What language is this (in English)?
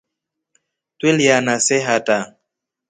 Rombo